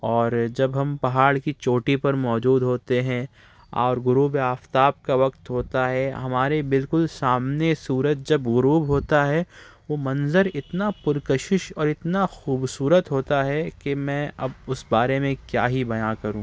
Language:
Urdu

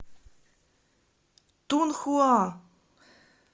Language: Russian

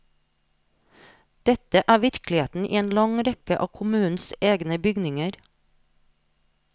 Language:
Norwegian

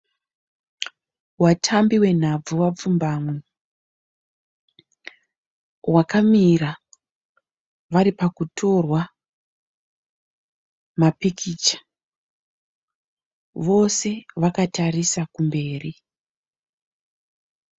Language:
Shona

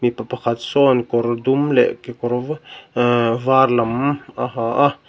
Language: Mizo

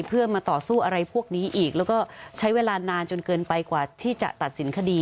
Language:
Thai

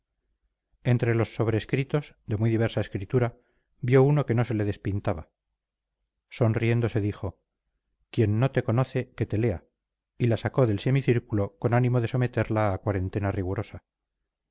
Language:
Spanish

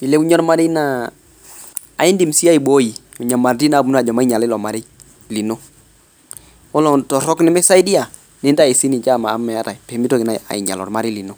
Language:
Masai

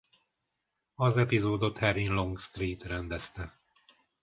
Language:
Hungarian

